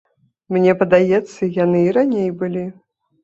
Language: Belarusian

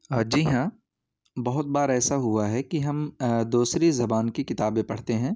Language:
Urdu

